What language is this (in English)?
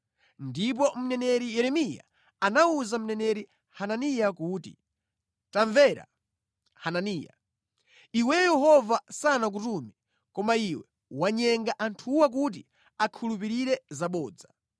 Nyanja